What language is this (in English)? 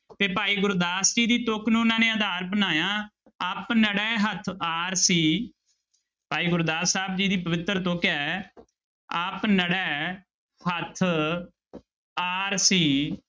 Punjabi